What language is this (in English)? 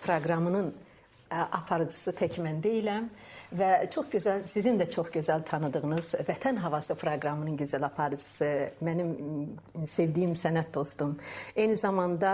Turkish